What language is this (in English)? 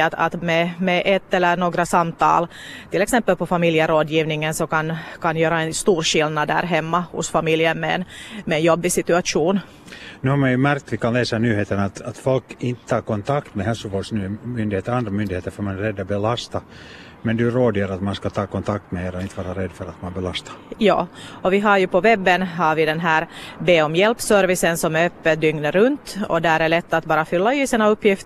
Swedish